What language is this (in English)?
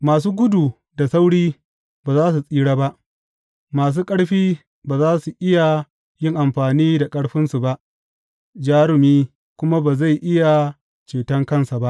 Hausa